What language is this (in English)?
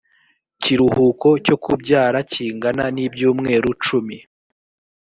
Kinyarwanda